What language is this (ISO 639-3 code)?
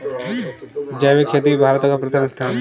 hin